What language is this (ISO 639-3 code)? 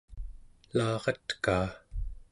esu